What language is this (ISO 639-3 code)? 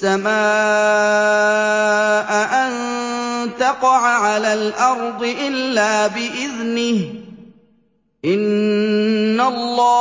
ara